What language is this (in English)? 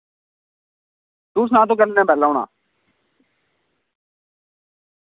Dogri